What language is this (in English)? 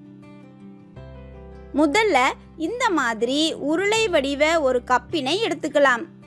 Japanese